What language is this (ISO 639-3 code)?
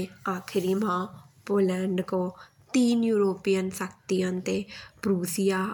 bns